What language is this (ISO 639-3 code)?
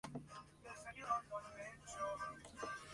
spa